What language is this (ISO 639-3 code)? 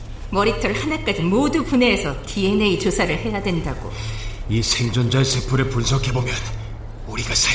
kor